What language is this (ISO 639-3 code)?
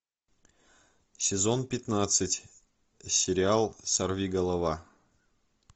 rus